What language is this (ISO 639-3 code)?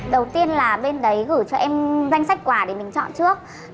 vie